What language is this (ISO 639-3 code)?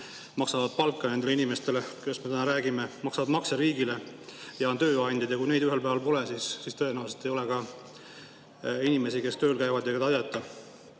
est